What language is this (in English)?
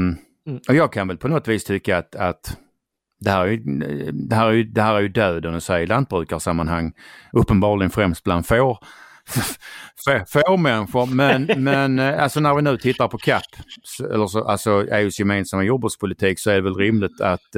Swedish